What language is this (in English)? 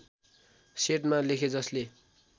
Nepali